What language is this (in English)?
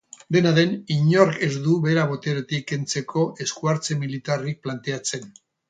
Basque